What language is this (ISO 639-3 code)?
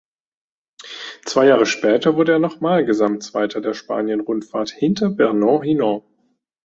deu